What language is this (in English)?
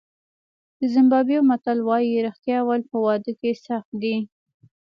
Pashto